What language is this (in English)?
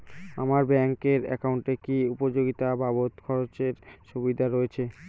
Bangla